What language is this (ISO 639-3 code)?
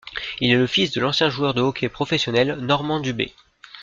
fra